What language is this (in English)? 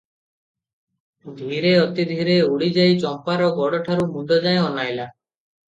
Odia